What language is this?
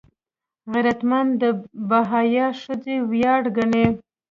Pashto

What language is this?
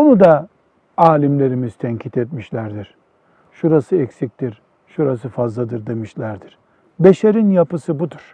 Turkish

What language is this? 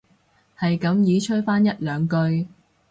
Cantonese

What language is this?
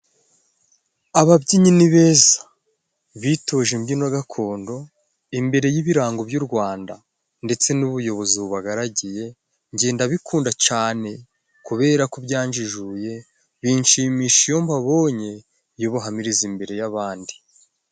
Kinyarwanda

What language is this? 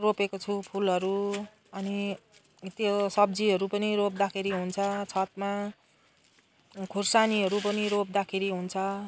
Nepali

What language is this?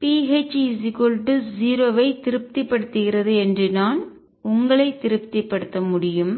Tamil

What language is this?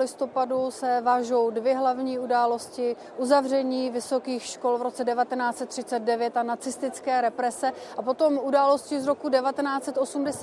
Czech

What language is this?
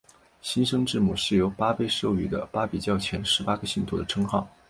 Chinese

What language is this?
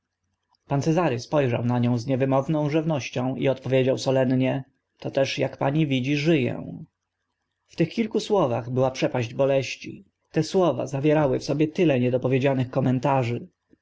Polish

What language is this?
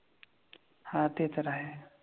Marathi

